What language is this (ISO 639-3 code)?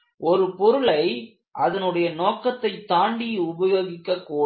tam